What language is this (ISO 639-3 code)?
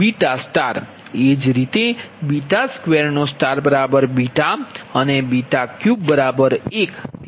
guj